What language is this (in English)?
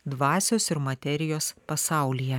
Lithuanian